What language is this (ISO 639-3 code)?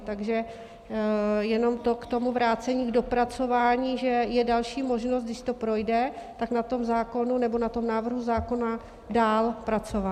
ces